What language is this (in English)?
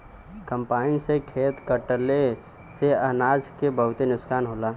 Bhojpuri